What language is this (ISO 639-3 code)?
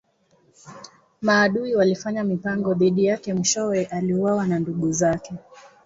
swa